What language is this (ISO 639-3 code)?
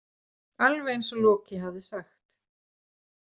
isl